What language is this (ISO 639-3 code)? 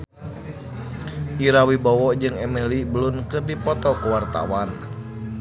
sun